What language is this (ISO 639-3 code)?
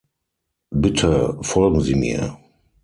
deu